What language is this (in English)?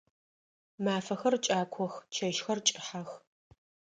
Adyghe